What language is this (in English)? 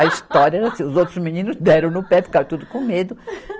Portuguese